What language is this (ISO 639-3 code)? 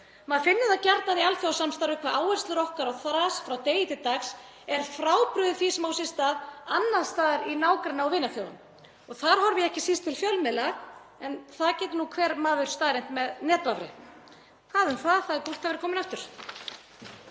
isl